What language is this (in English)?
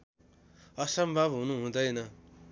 Nepali